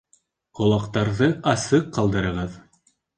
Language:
Bashkir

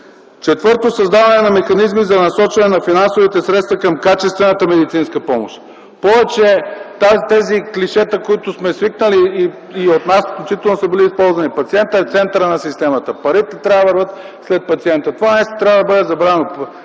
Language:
Bulgarian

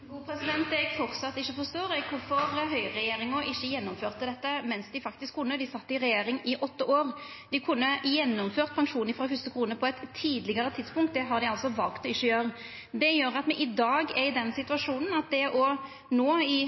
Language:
Norwegian Nynorsk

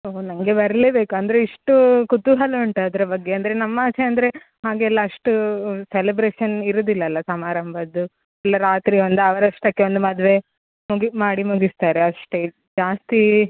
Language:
Kannada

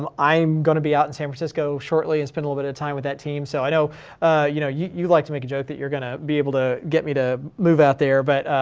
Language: English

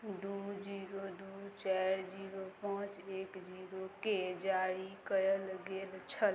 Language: Maithili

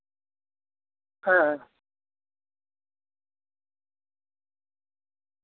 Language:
Santali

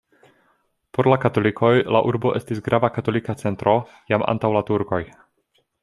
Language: Esperanto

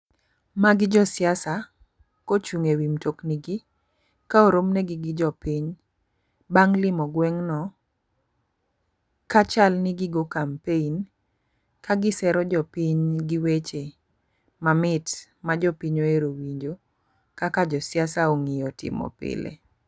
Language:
Luo (Kenya and Tanzania)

